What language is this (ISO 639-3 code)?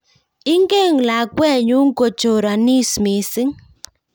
kln